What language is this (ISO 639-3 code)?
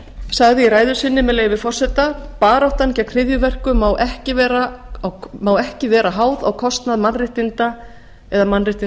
isl